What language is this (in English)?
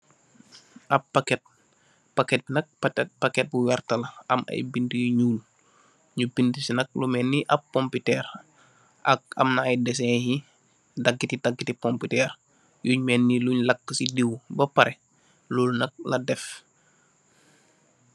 Wolof